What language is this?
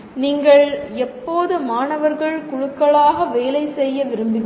Tamil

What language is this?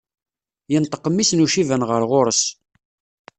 Kabyle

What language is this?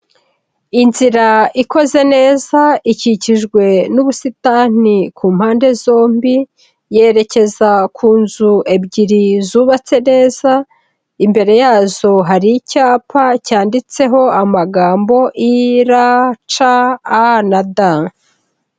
Kinyarwanda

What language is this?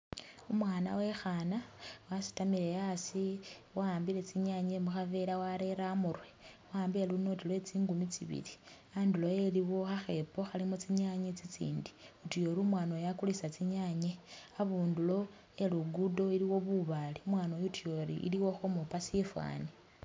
Masaaba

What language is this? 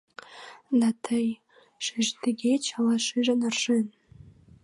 Mari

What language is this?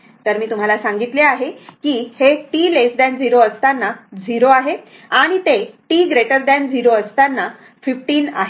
Marathi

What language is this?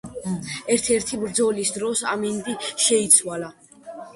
Georgian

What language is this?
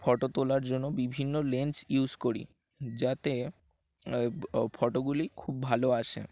Bangla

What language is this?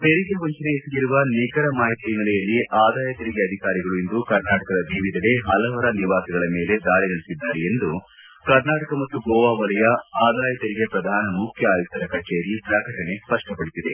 Kannada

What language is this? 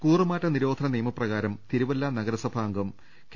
Malayalam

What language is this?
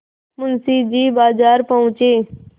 Hindi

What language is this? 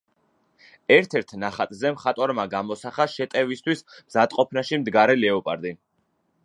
Georgian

